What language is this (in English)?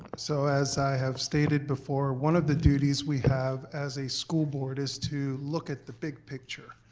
English